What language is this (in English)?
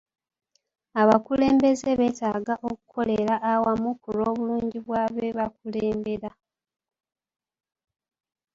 Ganda